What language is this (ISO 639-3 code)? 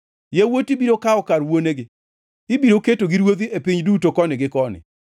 luo